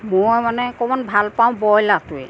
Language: Assamese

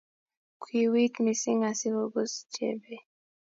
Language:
Kalenjin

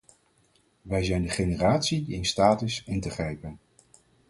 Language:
Dutch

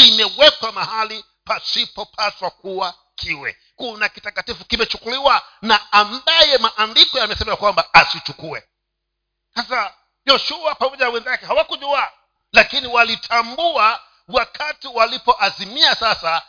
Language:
Swahili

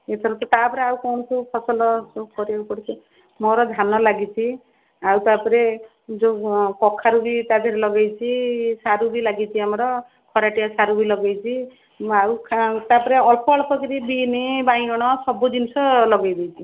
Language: Odia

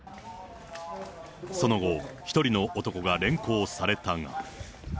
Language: Japanese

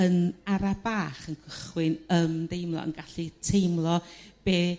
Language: Welsh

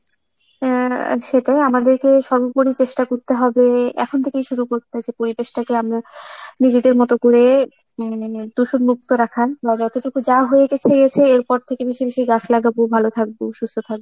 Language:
Bangla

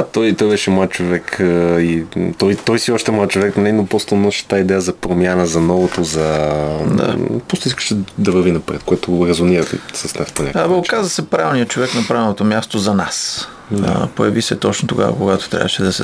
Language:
Bulgarian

